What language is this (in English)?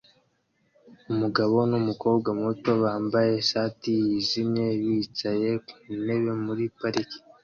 Kinyarwanda